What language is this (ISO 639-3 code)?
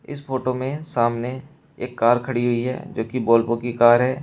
hin